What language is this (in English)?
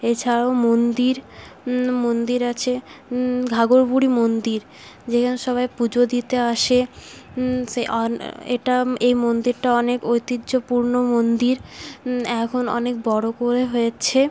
Bangla